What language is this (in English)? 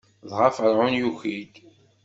Kabyle